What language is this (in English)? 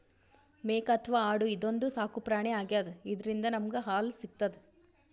Kannada